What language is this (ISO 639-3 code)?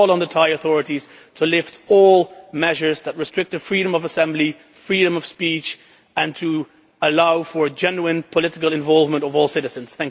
eng